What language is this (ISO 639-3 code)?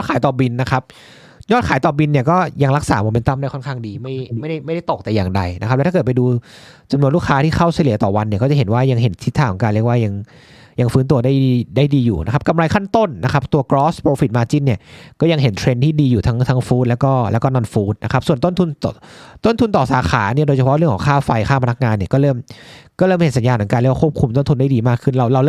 tha